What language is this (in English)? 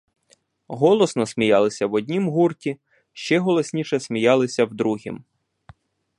Ukrainian